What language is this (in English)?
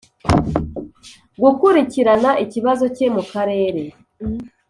Kinyarwanda